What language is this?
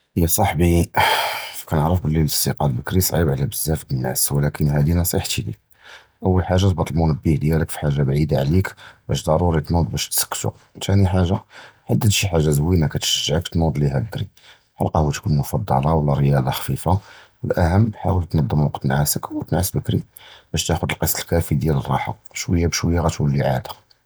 Judeo-Arabic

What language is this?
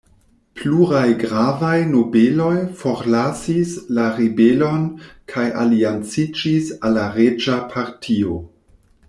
Esperanto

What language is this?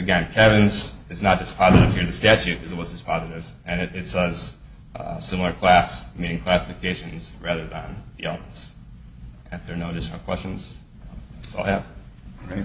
English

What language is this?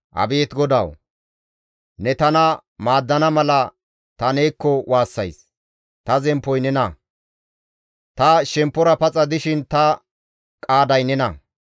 Gamo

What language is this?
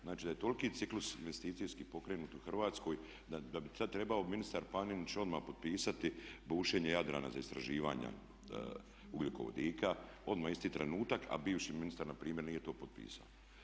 Croatian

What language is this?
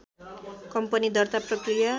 Nepali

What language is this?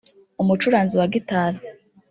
Kinyarwanda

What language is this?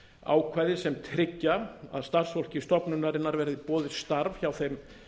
Icelandic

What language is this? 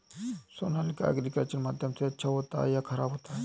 Hindi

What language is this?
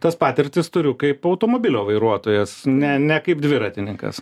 Lithuanian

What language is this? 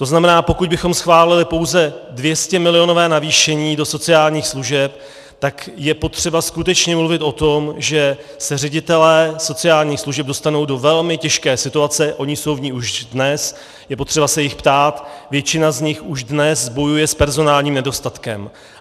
Czech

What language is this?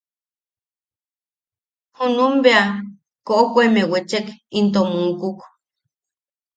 Yaqui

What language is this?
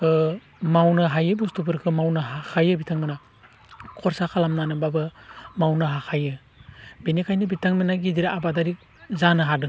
Bodo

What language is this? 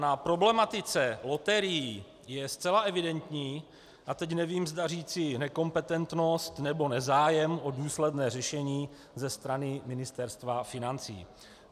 Czech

